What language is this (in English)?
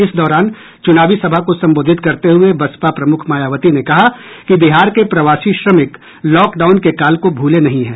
Hindi